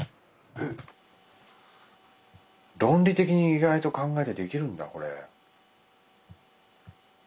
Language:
Japanese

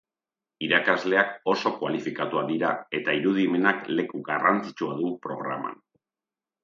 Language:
Basque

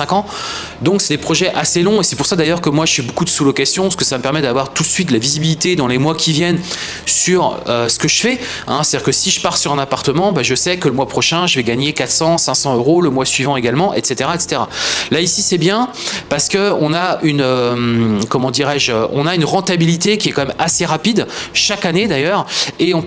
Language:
French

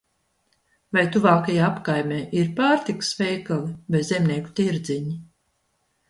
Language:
Latvian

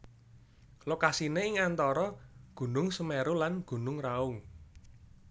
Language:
Javanese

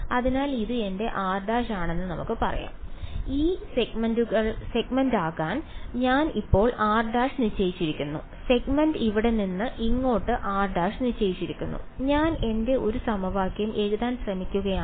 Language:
Malayalam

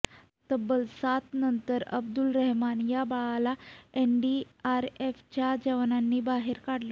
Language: Marathi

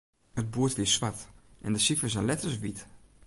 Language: Western Frisian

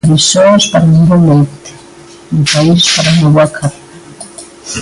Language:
Galician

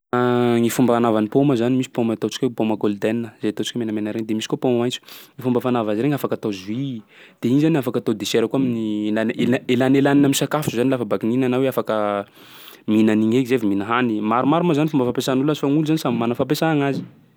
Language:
Sakalava Malagasy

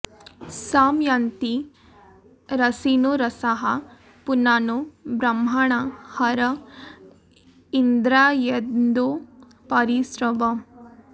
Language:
Sanskrit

